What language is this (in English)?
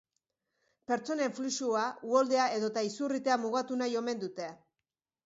Basque